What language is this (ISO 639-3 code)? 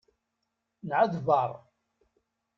kab